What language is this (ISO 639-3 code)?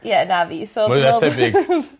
cym